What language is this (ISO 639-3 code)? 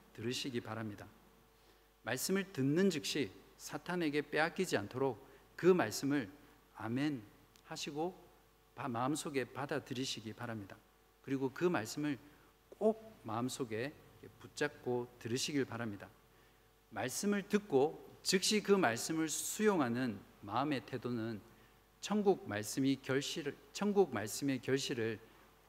kor